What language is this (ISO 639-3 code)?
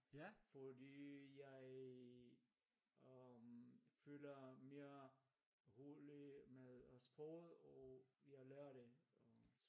dan